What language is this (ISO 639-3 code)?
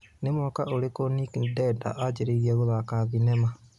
kik